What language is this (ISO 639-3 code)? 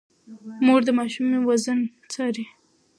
pus